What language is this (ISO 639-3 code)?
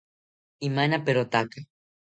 cpy